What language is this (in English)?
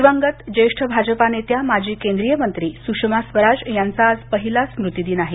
Marathi